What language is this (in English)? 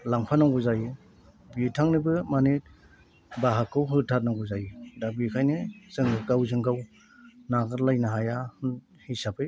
Bodo